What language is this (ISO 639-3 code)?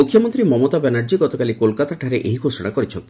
ori